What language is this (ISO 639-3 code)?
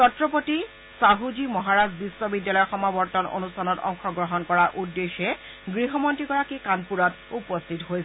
asm